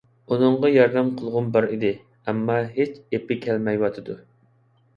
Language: Uyghur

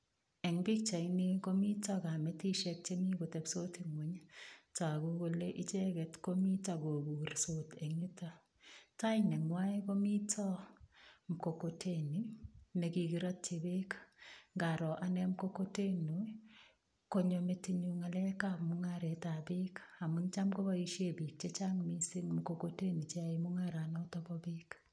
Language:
Kalenjin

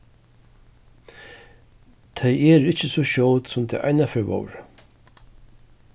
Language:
Faroese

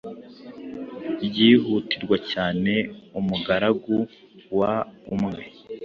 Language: Kinyarwanda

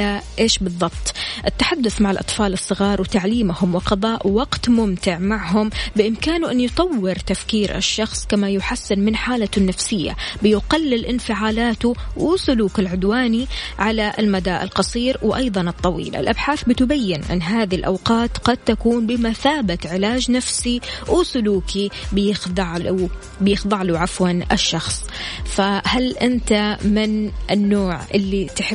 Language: Arabic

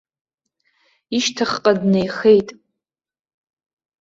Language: Abkhazian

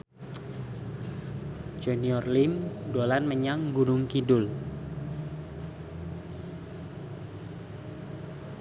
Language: Javanese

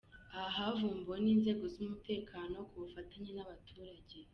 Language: Kinyarwanda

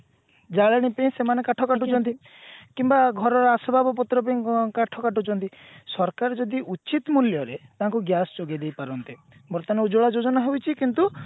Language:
Odia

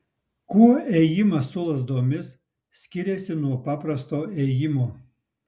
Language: Lithuanian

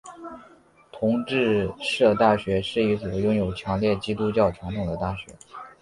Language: Chinese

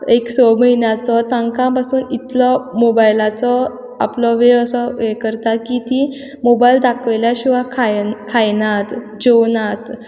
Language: Konkani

